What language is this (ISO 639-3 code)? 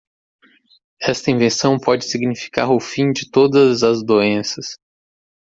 por